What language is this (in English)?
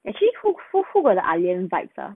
English